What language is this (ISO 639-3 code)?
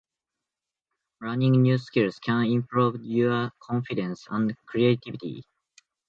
jpn